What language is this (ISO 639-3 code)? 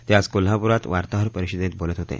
mar